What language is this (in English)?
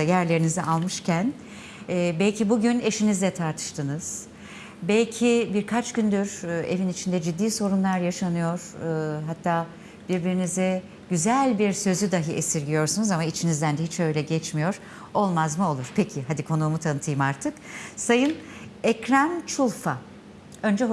Turkish